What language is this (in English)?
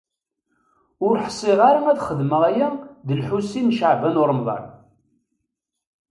Kabyle